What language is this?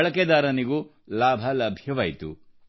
Kannada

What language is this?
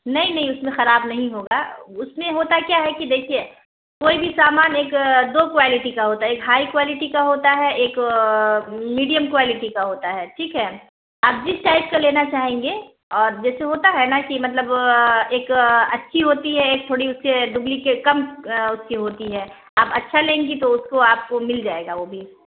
Urdu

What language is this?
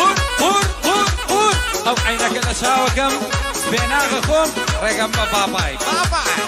Turkish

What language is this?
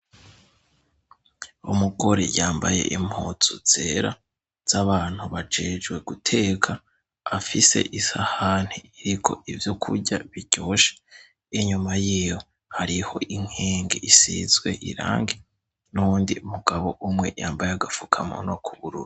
Rundi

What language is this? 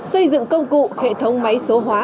Vietnamese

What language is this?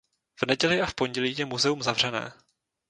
Czech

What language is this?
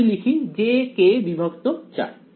Bangla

